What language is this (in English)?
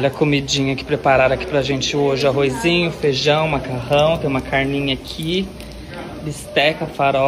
Portuguese